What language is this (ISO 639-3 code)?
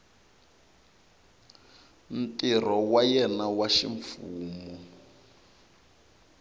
tso